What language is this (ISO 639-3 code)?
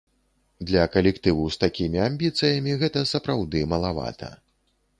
bel